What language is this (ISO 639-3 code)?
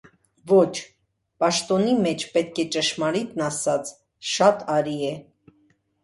hye